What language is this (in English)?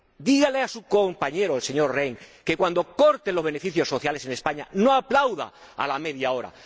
Spanish